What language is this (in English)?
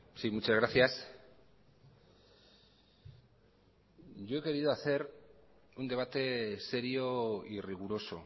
Spanish